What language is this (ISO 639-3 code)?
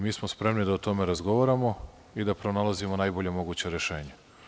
srp